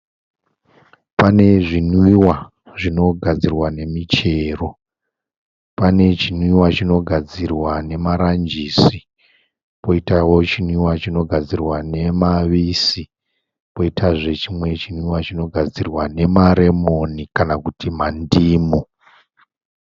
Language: Shona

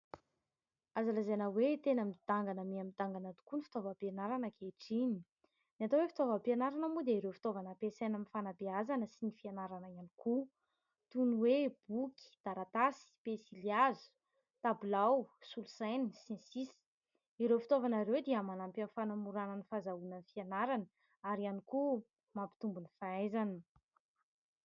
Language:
Malagasy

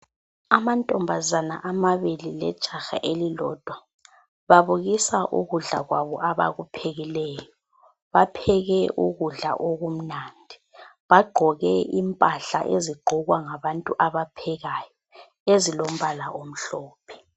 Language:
North Ndebele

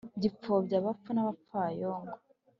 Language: Kinyarwanda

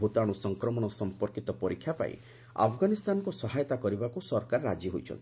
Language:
Odia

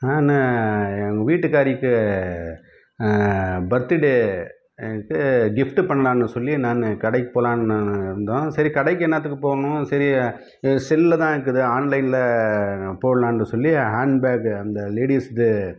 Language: Tamil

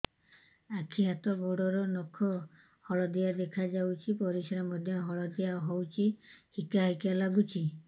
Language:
Odia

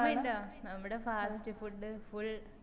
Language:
Malayalam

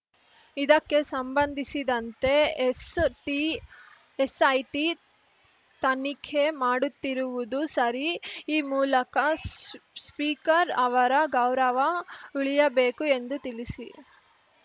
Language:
Kannada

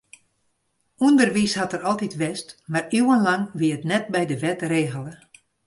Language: Western Frisian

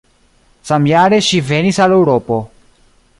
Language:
Esperanto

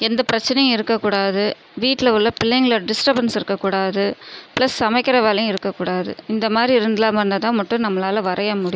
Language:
Tamil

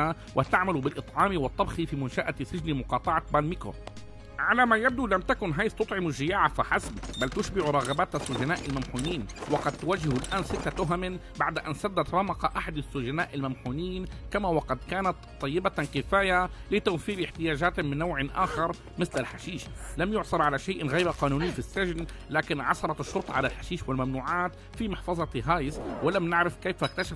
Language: Arabic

